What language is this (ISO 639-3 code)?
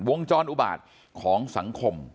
tha